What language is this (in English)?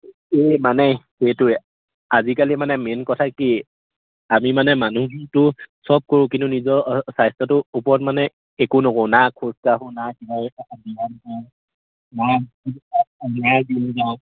Assamese